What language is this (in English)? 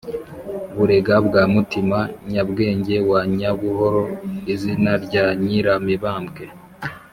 Kinyarwanda